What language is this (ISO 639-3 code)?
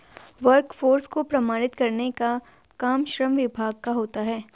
hin